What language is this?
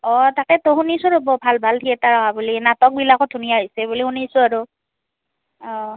Assamese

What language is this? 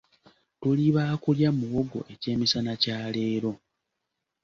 Ganda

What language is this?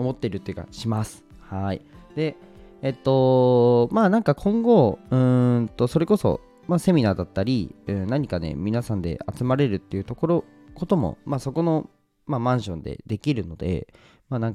Japanese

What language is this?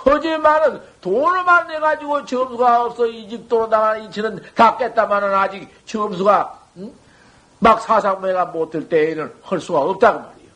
Korean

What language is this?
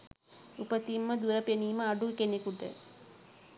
Sinhala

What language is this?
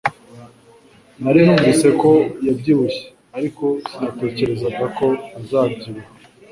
Kinyarwanda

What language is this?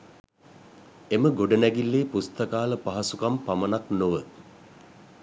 Sinhala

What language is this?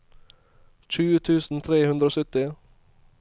Norwegian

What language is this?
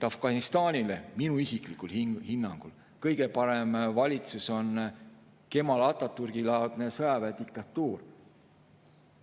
Estonian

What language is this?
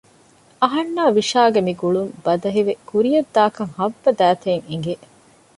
Divehi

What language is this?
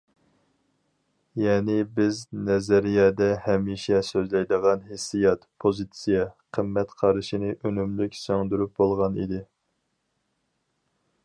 Uyghur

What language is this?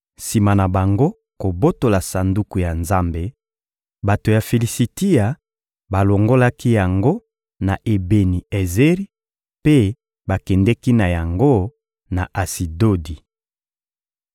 Lingala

